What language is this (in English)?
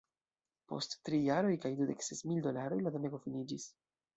Esperanto